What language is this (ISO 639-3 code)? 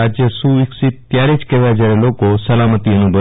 guj